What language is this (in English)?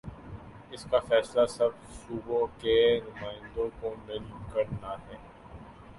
Urdu